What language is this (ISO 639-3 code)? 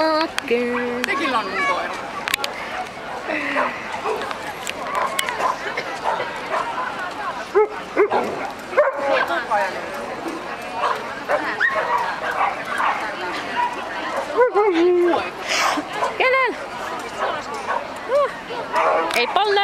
fin